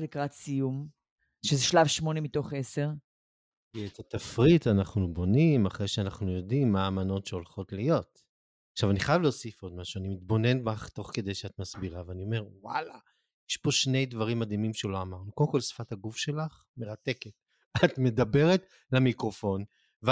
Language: Hebrew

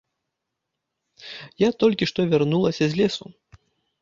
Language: Belarusian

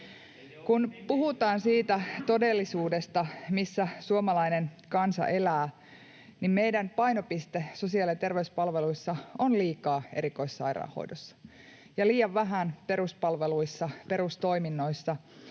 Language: Finnish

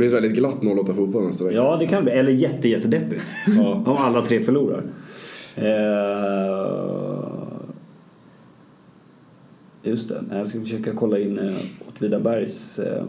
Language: Swedish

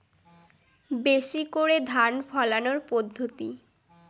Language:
Bangla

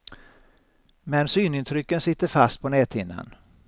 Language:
Swedish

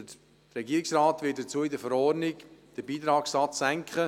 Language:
Swiss German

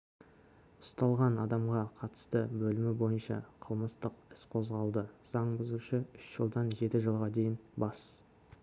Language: Kazakh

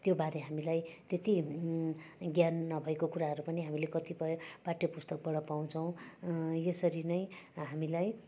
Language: Nepali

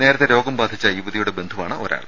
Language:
Malayalam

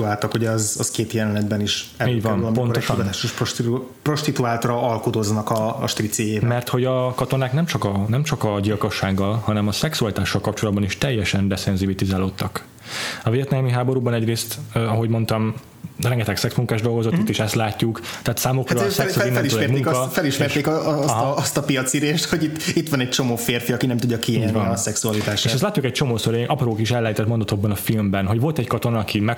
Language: Hungarian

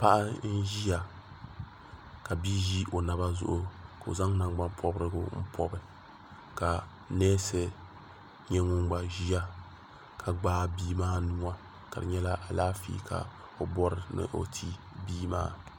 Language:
Dagbani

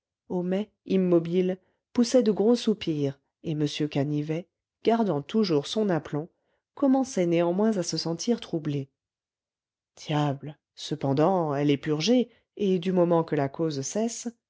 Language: French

